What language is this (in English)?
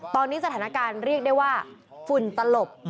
Thai